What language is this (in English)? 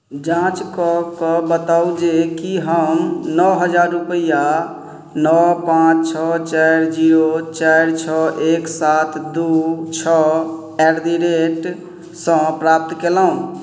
Maithili